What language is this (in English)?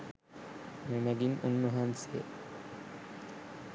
Sinhala